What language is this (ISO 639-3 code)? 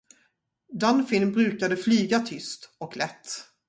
swe